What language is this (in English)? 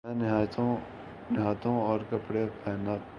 Urdu